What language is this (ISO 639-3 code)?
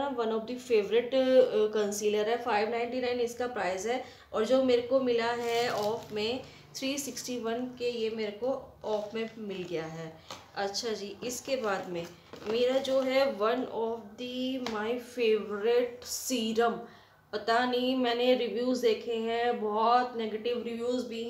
hin